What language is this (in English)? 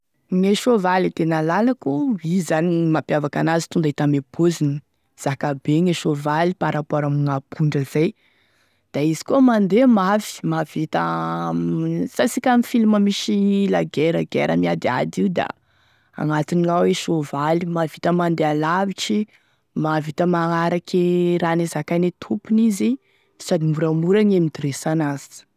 Tesaka Malagasy